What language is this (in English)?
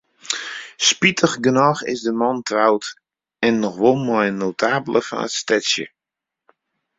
Western Frisian